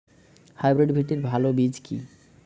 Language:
Bangla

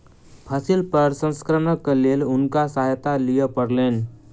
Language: Maithili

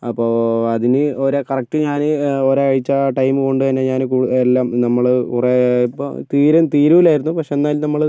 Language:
Malayalam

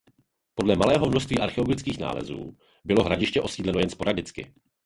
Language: Czech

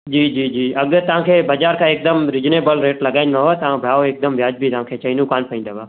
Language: Sindhi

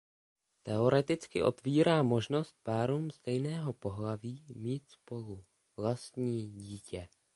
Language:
Czech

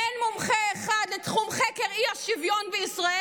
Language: Hebrew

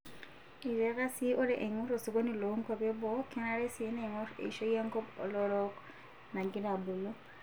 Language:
Masai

